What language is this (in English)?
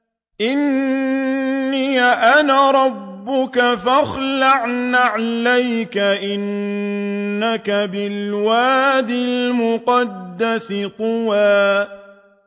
Arabic